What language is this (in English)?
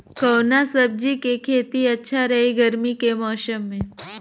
Bhojpuri